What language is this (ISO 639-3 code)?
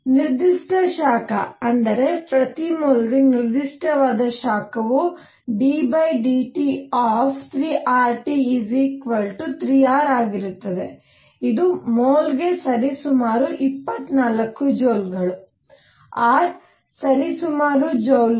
kan